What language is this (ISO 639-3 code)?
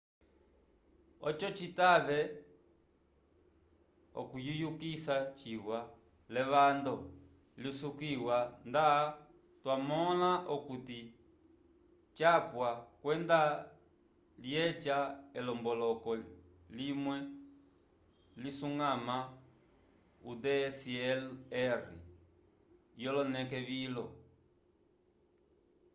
umb